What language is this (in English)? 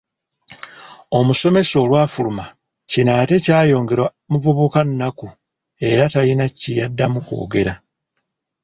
Ganda